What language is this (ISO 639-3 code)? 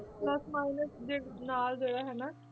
pan